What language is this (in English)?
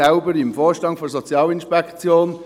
Swiss German